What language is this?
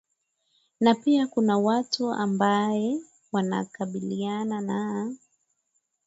Swahili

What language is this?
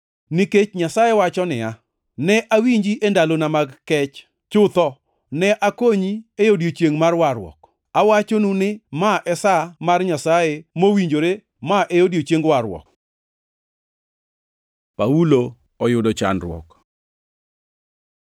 Luo (Kenya and Tanzania)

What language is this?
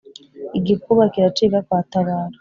Kinyarwanda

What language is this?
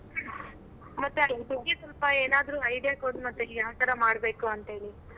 Kannada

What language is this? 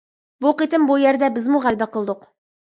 Uyghur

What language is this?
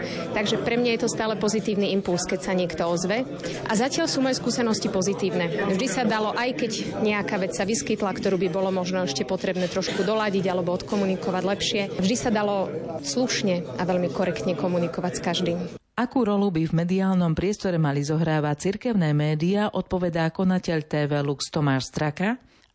Slovak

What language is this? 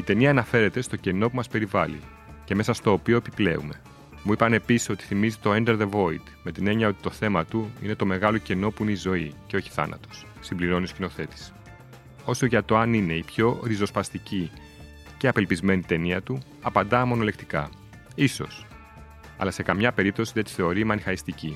Greek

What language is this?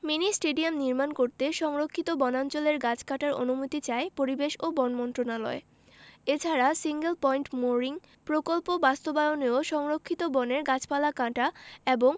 Bangla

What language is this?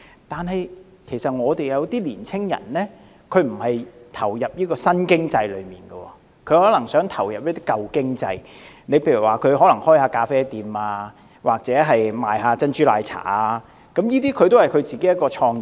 Cantonese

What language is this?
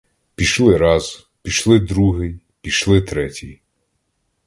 Ukrainian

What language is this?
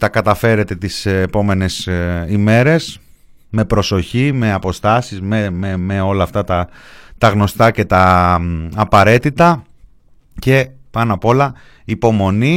Greek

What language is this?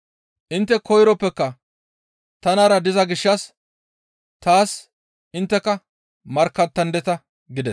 Gamo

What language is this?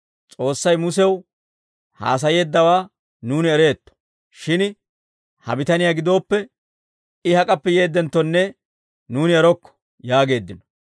Dawro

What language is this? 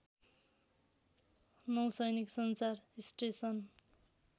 Nepali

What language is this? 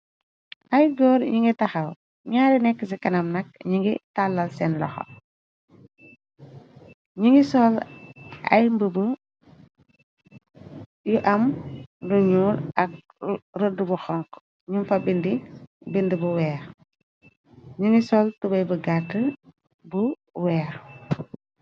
Wolof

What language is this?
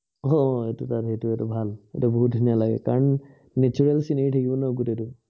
Assamese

